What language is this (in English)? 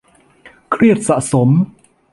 Thai